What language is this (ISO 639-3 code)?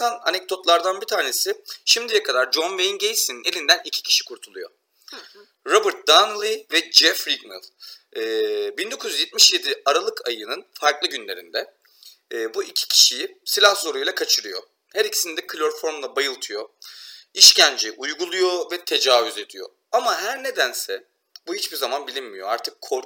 tur